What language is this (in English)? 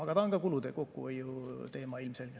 Estonian